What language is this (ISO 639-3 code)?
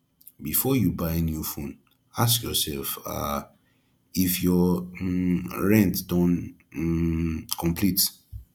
pcm